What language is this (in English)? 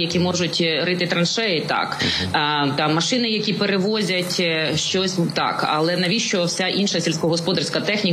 Ukrainian